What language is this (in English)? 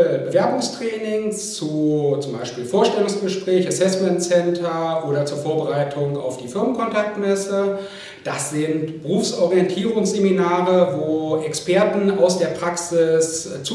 German